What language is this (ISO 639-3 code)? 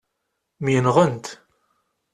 kab